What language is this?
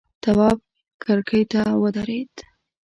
Pashto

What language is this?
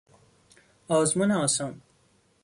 Persian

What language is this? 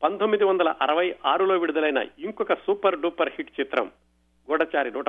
Telugu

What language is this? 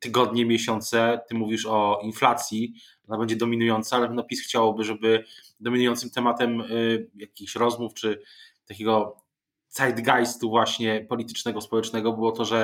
Polish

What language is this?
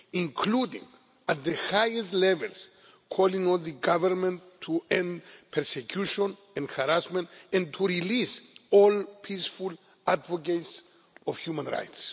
English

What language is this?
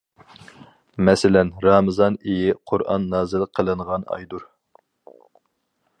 Uyghur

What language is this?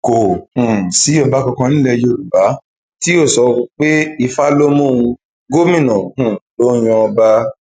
Yoruba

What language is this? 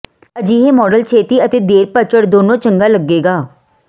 Punjabi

